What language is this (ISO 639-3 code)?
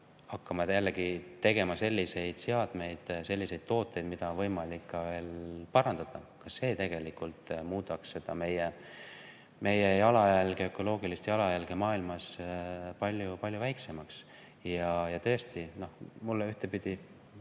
est